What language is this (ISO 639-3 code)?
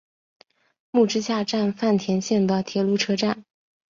zho